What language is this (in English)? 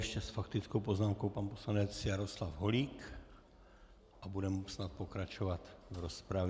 Czech